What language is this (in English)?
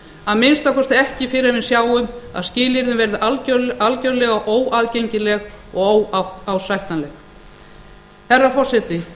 Icelandic